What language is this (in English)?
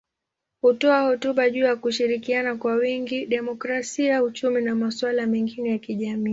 Swahili